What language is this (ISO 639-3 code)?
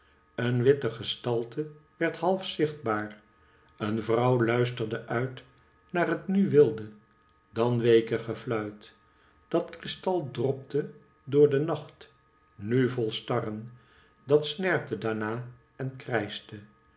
nld